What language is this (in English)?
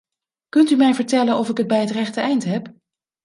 Dutch